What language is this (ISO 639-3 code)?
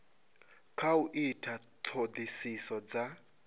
ven